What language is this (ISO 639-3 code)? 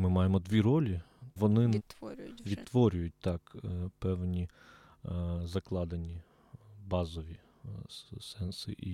ukr